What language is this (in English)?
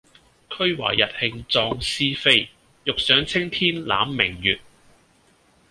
Cantonese